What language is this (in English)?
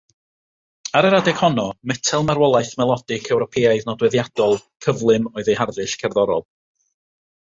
Welsh